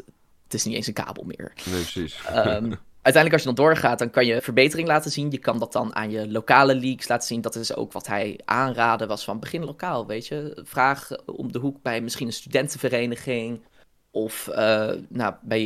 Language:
Dutch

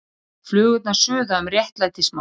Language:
Icelandic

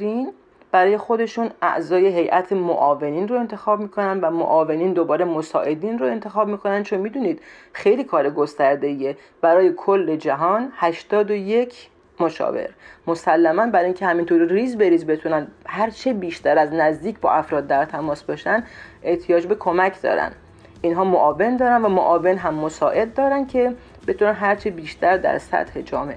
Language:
Persian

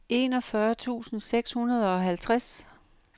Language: Danish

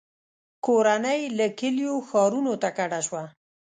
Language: Pashto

